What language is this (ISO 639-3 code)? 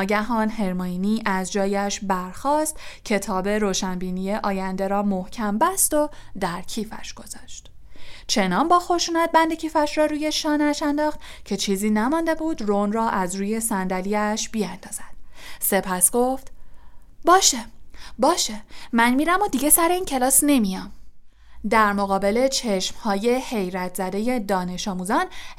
fas